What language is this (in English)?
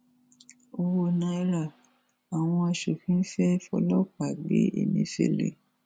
Yoruba